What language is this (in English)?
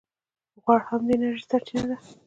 Pashto